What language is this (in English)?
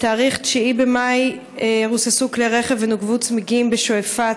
Hebrew